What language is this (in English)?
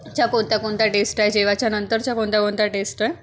Marathi